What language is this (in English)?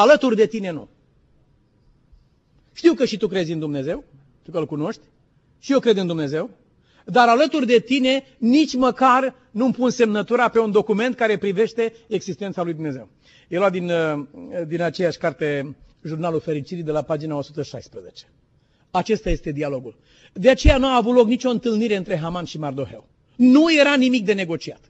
Romanian